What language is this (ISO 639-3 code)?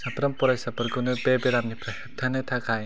brx